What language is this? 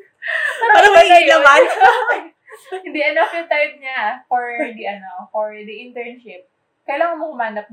Filipino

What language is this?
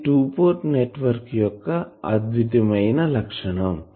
Telugu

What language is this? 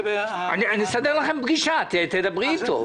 Hebrew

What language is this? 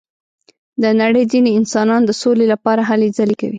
Pashto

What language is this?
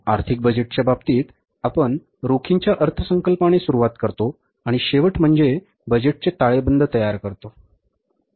Marathi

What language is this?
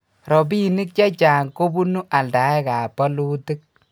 Kalenjin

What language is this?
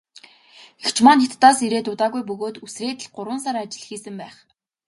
Mongolian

